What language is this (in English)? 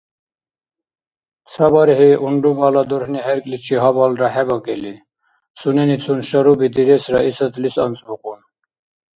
Dargwa